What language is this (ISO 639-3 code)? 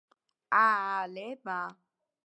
kat